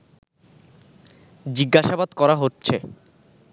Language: Bangla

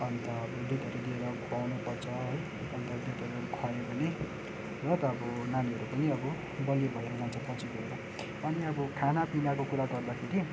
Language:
Nepali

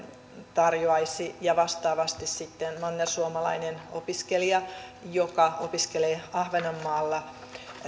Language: Finnish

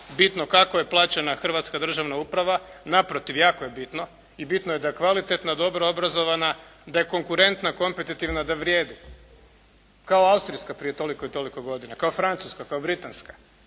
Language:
Croatian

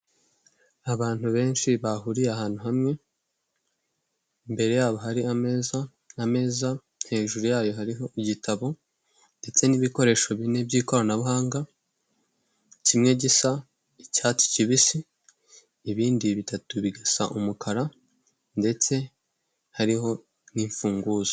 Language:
Kinyarwanda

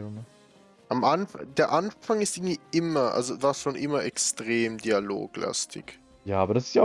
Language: German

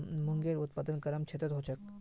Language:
Magahi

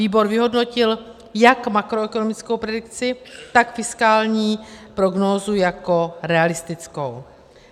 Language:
Czech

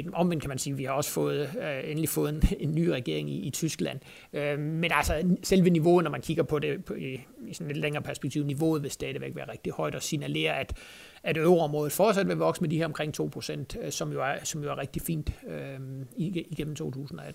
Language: Danish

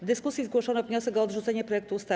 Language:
Polish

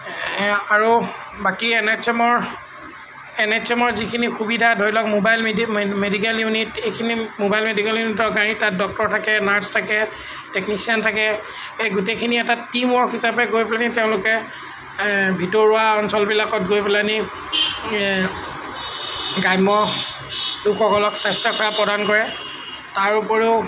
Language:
Assamese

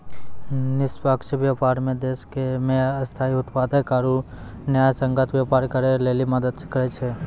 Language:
Maithili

